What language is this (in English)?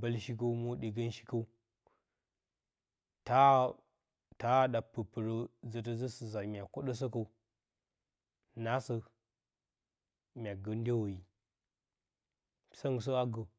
Bacama